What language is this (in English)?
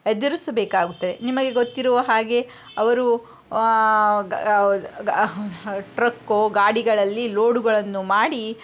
Kannada